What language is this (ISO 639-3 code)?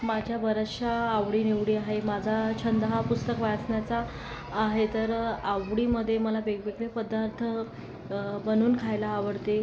mar